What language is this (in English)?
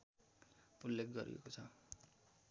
Nepali